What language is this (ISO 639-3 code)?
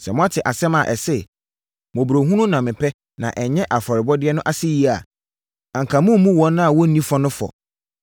aka